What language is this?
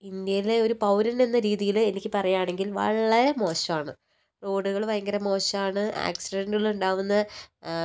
Malayalam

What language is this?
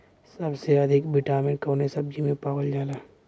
Bhojpuri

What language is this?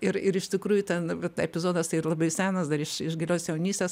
Lithuanian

